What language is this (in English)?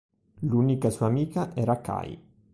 Italian